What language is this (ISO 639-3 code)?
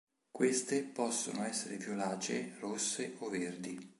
ita